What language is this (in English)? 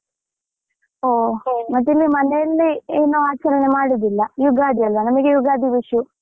Kannada